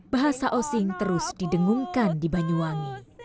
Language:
Indonesian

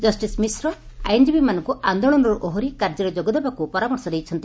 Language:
Odia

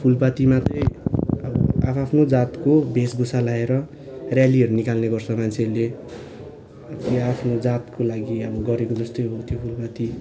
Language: Nepali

